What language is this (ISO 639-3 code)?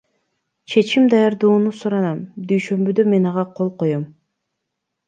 kir